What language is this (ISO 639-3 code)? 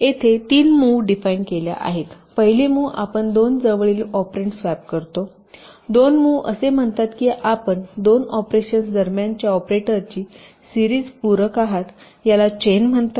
mar